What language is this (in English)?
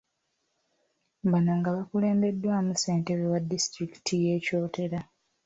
Ganda